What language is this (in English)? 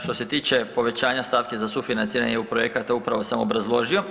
Croatian